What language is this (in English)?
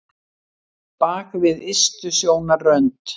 Icelandic